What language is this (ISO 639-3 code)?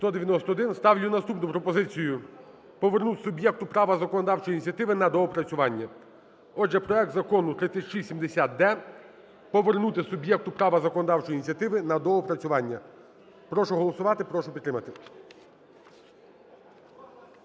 ukr